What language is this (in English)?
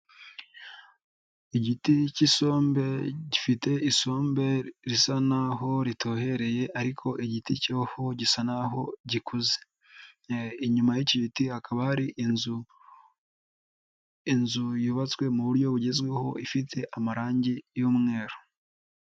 Kinyarwanda